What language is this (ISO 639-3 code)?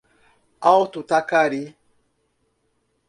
por